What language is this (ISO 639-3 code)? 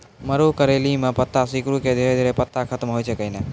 mai